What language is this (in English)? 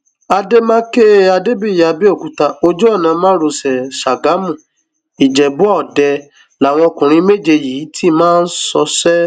Yoruba